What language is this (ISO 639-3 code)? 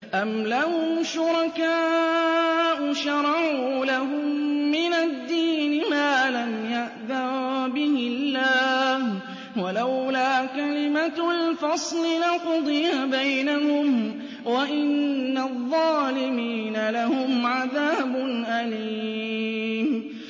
ara